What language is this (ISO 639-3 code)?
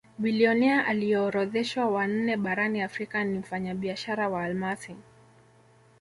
swa